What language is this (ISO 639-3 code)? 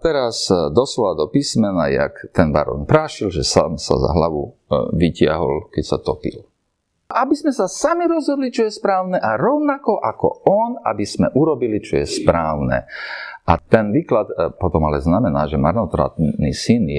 slk